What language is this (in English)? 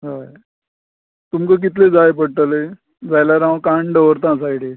Konkani